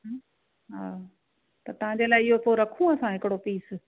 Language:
Sindhi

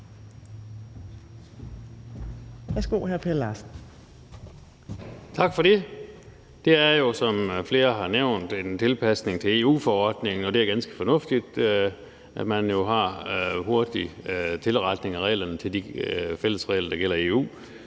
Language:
Danish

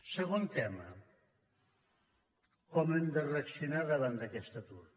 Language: Catalan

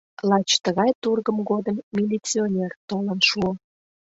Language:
Mari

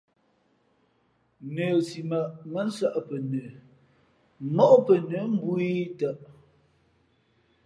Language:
Fe'fe'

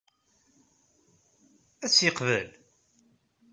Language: Kabyle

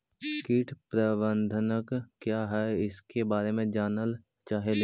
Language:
Magahi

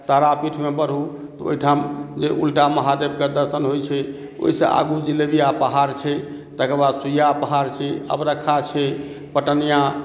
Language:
Maithili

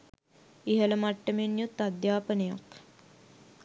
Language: Sinhala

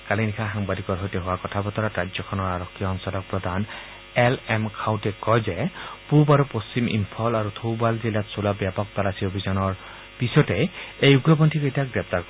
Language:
Assamese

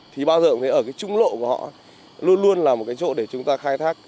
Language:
Vietnamese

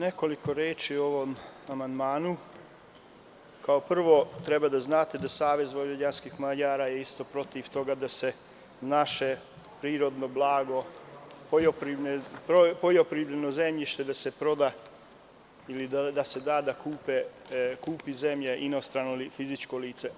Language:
Serbian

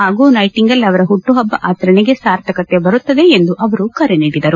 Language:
Kannada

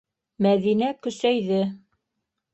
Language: Bashkir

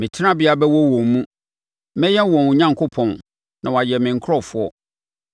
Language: Akan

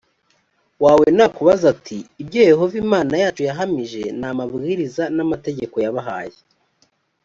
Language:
Kinyarwanda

